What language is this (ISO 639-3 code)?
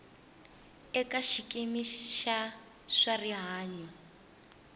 tso